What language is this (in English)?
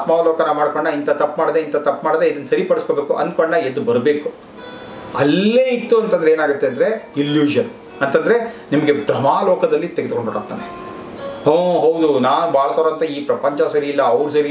Kannada